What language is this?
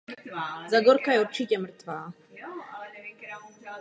Czech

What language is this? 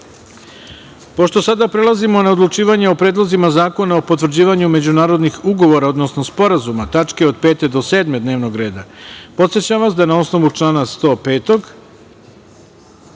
Serbian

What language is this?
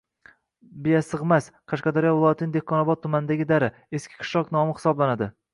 Uzbek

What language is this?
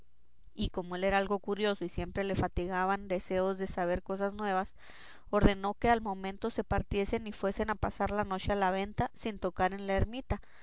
Spanish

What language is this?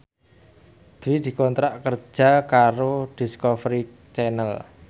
Javanese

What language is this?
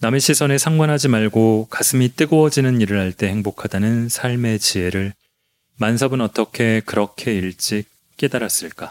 Korean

